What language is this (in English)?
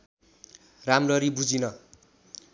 Nepali